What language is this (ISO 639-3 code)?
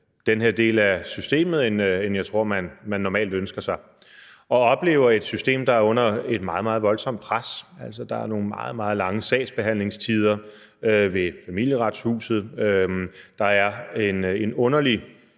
dan